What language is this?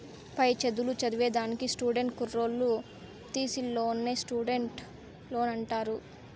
Telugu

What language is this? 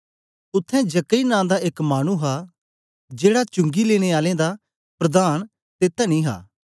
Dogri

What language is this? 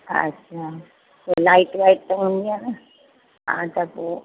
Sindhi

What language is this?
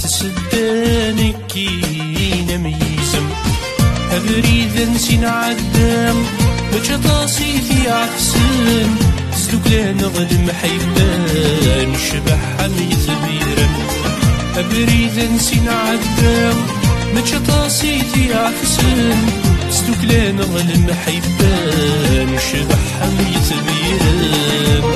Arabic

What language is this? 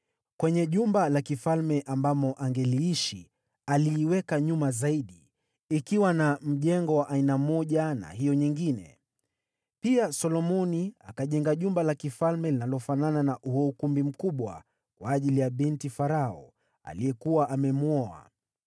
Swahili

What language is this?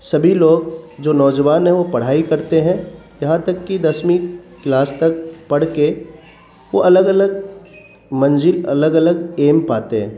Urdu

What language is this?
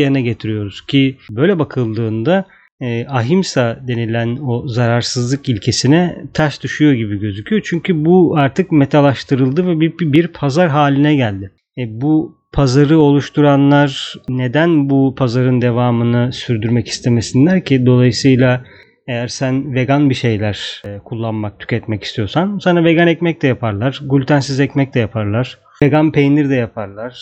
Turkish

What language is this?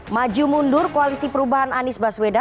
Indonesian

